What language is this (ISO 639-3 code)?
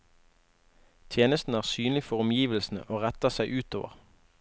nor